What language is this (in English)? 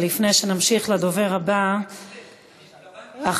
Hebrew